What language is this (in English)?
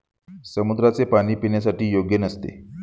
Marathi